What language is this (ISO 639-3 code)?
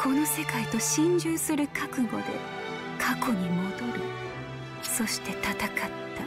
jpn